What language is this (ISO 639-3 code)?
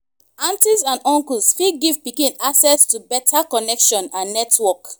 pcm